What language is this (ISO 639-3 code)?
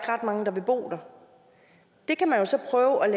dan